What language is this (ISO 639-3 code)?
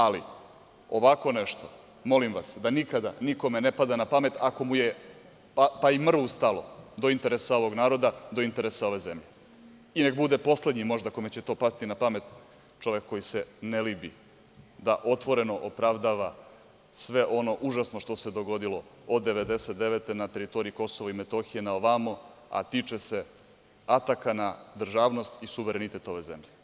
srp